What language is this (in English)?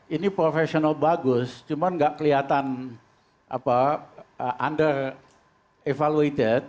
Indonesian